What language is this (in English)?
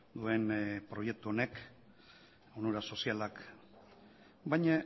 Basque